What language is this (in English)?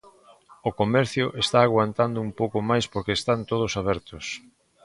Galician